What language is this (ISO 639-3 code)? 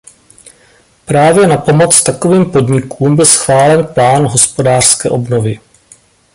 ces